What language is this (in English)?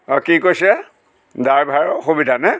Assamese